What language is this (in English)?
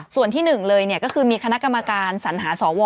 Thai